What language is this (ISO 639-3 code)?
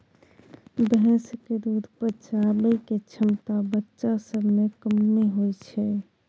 mai